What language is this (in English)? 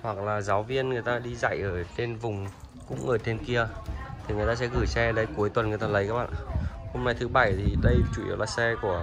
Vietnamese